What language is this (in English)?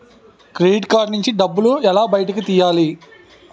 Telugu